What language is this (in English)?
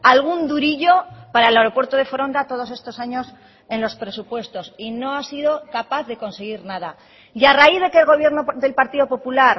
Spanish